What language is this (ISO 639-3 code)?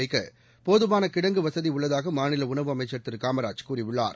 tam